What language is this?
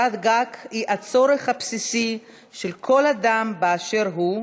Hebrew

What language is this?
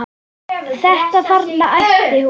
Icelandic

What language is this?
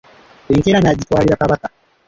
Ganda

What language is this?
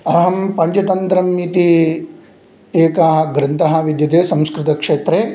Sanskrit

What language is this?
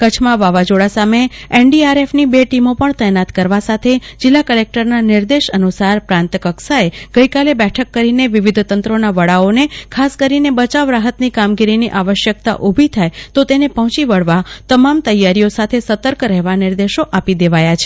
Gujarati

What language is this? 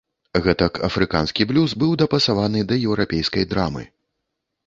Belarusian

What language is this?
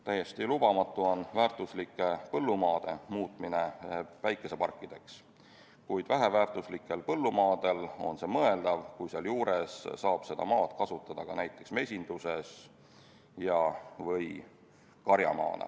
Estonian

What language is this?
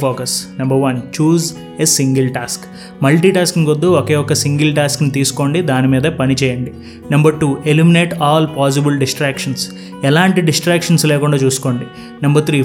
Telugu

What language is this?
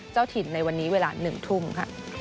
Thai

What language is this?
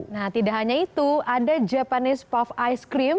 Indonesian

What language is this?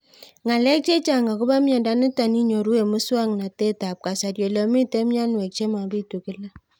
Kalenjin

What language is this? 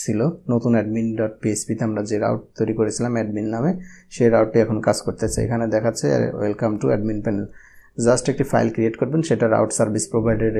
Hindi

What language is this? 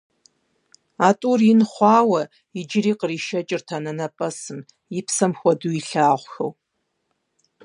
Kabardian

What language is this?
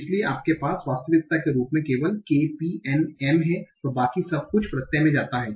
Hindi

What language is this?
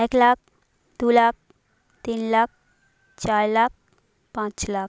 Bangla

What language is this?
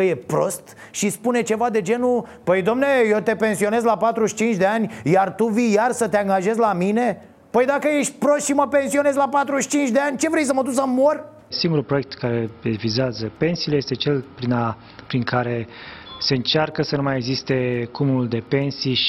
Romanian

